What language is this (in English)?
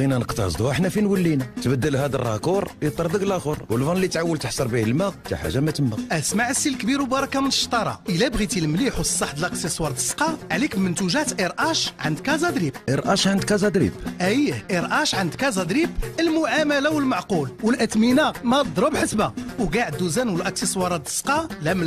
Arabic